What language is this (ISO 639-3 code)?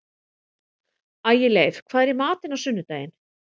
isl